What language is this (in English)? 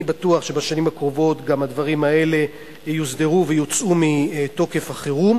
Hebrew